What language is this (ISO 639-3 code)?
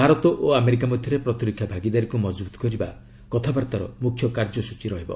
ori